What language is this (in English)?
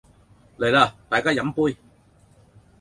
Cantonese